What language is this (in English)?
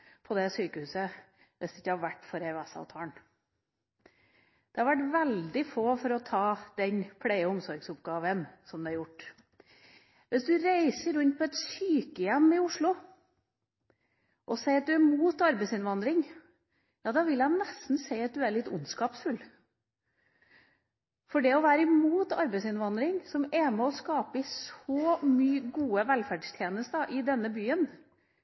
Norwegian Bokmål